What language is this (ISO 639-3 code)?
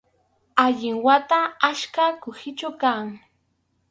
qxu